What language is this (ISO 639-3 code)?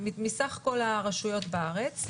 heb